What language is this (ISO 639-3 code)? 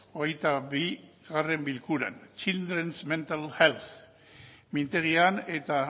eus